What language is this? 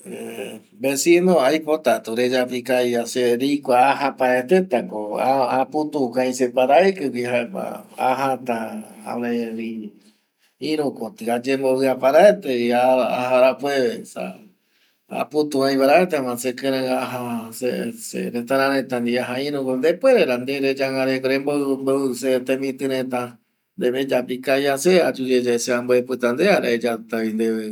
Eastern Bolivian Guaraní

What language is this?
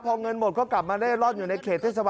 Thai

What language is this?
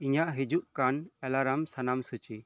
Santali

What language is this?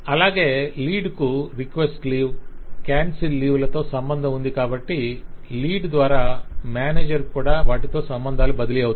Telugu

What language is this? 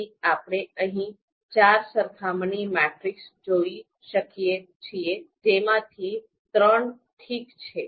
Gujarati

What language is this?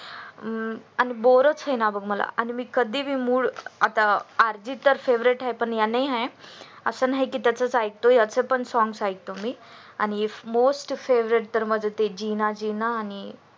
Marathi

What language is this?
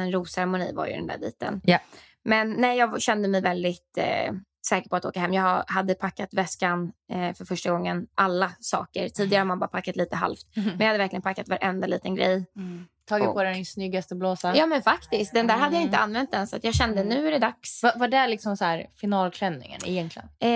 Swedish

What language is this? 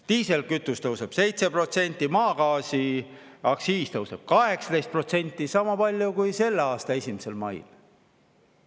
Estonian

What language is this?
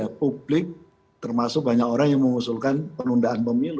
Indonesian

